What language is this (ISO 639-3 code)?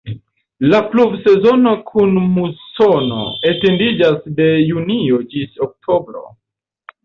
epo